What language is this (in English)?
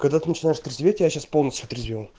Russian